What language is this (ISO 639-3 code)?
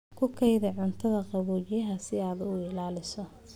som